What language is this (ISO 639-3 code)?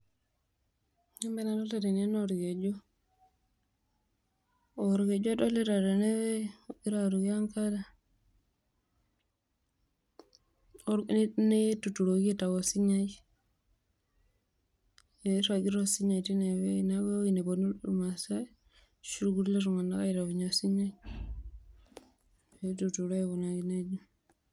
mas